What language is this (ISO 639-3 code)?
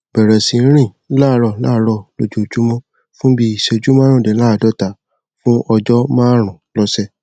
yor